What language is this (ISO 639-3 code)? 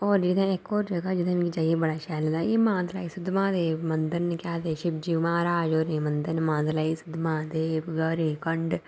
doi